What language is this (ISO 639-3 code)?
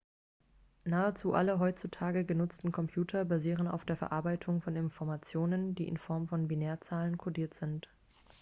deu